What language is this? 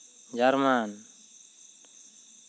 Santali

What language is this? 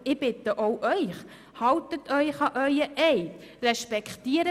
Swiss German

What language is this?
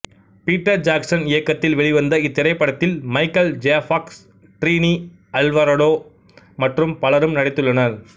Tamil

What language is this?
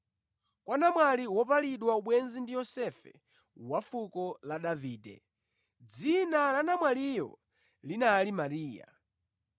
Nyanja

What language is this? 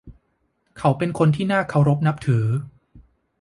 Thai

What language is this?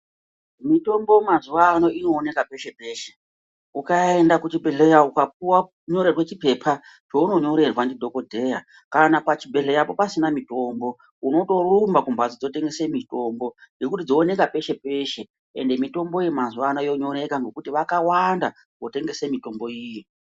Ndau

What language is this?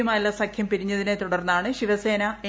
Malayalam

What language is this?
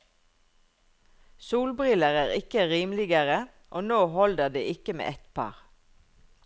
Norwegian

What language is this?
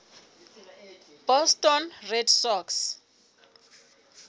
Southern Sotho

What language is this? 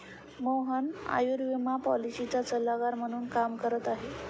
Marathi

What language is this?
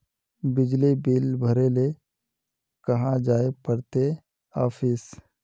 Magahi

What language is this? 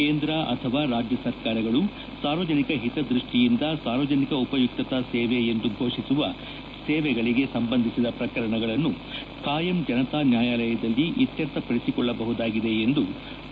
Kannada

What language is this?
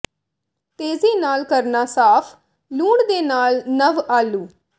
Punjabi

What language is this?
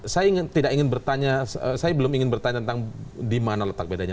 Indonesian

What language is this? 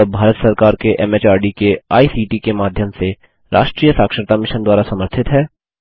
Hindi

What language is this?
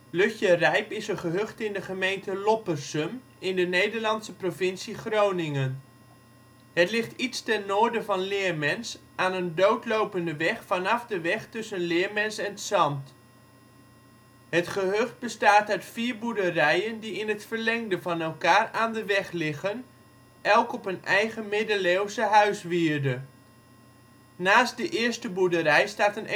Dutch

